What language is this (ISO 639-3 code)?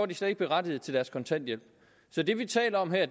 dan